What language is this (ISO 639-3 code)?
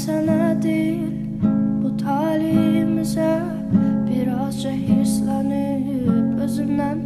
tur